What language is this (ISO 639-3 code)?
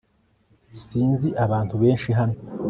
kin